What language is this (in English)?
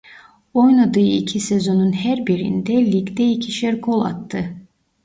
Turkish